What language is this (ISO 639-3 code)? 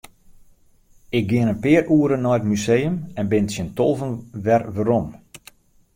fry